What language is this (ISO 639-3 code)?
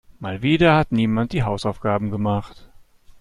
deu